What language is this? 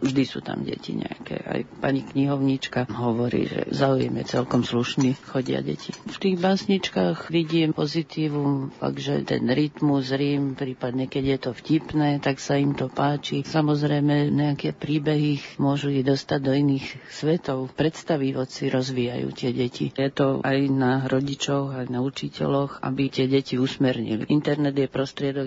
Slovak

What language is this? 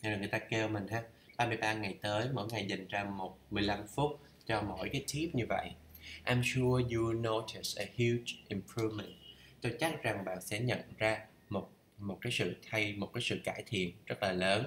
Vietnamese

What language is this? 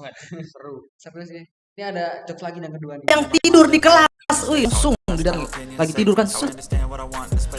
Indonesian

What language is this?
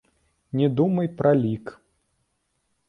Belarusian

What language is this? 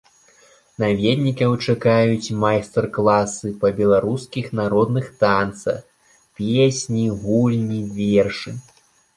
Belarusian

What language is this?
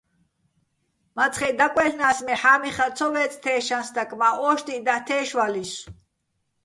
Bats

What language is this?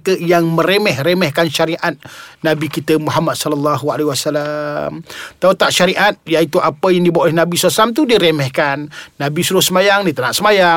Malay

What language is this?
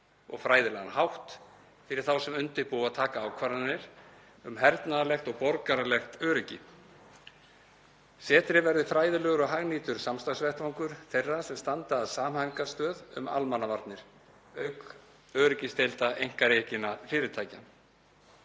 Icelandic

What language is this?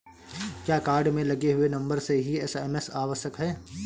Hindi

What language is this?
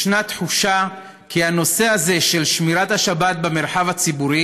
Hebrew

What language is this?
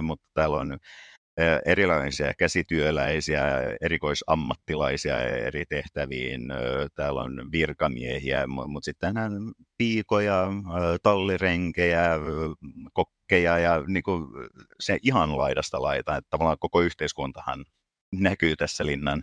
Finnish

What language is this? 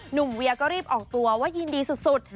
Thai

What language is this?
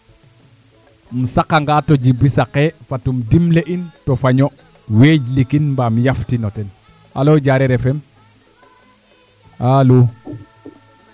Serer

